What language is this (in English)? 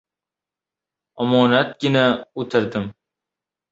Uzbek